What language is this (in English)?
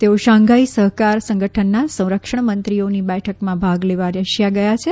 Gujarati